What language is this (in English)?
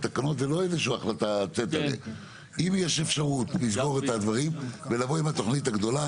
Hebrew